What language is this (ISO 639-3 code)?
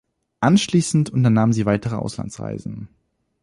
deu